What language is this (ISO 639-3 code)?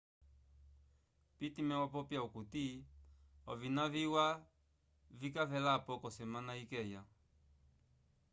umb